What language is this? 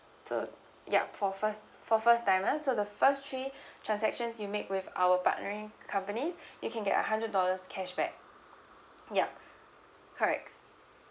English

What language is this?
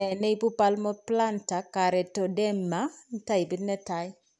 Kalenjin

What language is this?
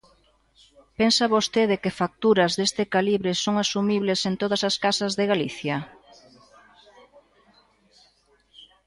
Galician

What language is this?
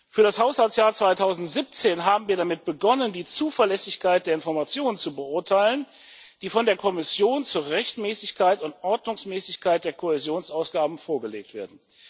German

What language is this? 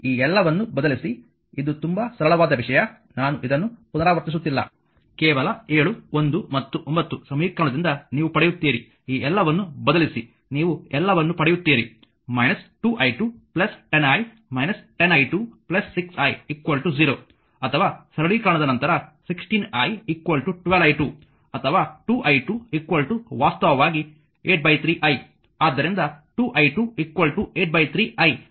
Kannada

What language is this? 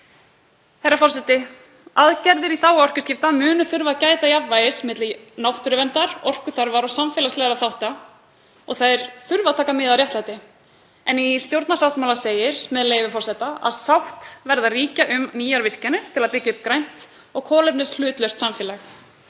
Icelandic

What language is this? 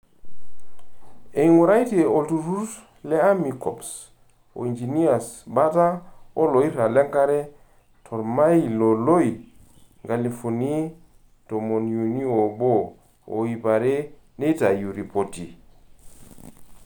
Masai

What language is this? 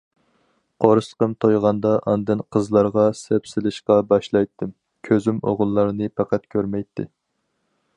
Uyghur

